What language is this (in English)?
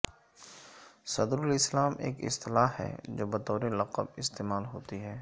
Urdu